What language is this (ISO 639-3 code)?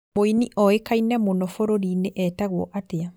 kik